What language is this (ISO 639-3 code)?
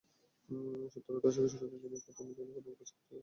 ben